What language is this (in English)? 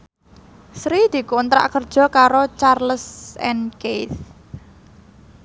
Javanese